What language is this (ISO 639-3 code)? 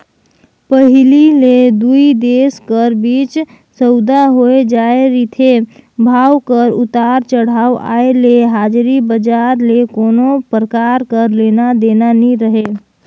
hne